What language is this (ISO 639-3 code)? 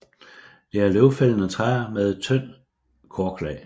dan